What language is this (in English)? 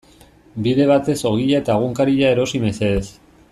Basque